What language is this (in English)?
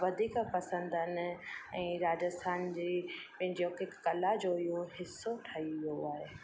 Sindhi